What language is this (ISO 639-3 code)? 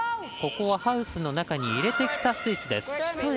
jpn